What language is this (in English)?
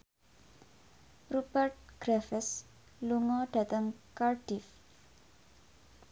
Javanese